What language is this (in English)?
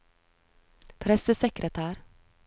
Norwegian